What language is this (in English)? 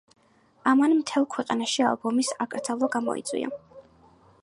Georgian